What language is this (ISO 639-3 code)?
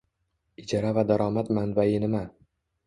uzb